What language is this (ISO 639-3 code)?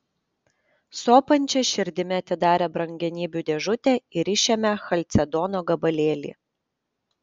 lit